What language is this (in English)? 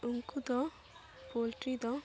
Santali